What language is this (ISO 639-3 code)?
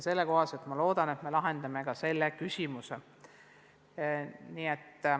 est